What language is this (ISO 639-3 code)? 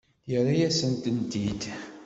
kab